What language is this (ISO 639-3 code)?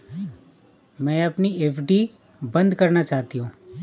hin